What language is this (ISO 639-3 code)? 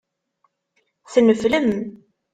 kab